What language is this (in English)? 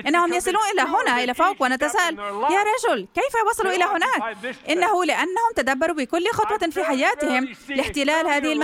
Arabic